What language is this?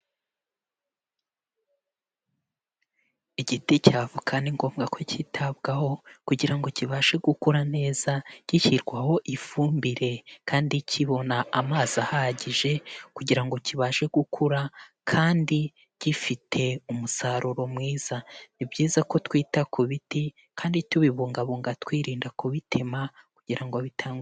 Kinyarwanda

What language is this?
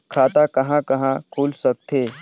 Chhattisgarhi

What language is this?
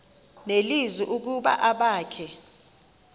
Xhosa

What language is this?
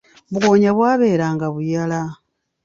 Ganda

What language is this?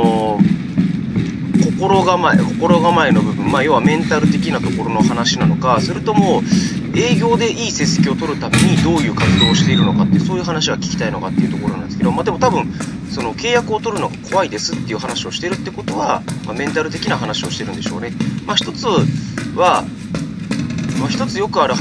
Japanese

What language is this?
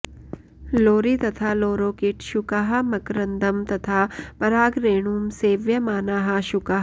Sanskrit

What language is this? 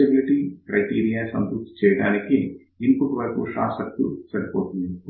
Telugu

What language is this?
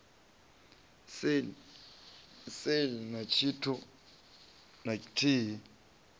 Venda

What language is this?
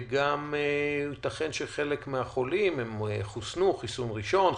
Hebrew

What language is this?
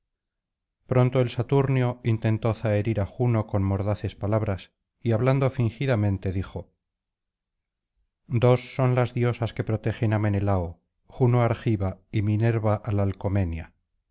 Spanish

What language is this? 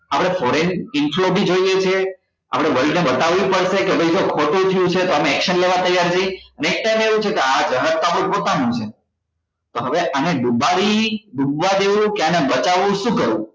Gujarati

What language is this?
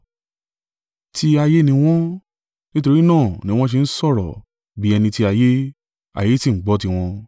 Yoruba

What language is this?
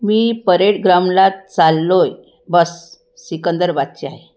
Marathi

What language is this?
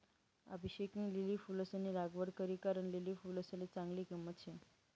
Marathi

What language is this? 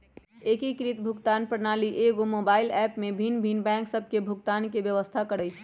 Magahi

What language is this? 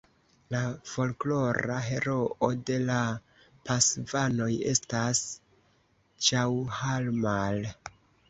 Esperanto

